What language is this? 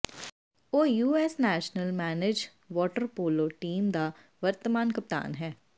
Punjabi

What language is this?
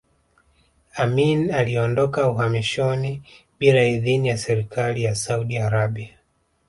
Swahili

